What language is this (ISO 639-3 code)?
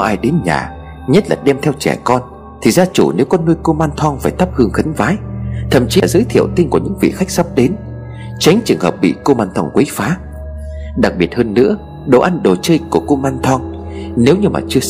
vie